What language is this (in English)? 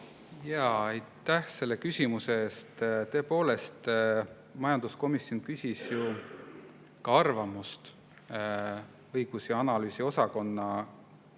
Estonian